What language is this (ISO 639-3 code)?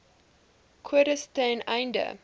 afr